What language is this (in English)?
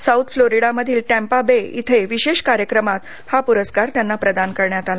Marathi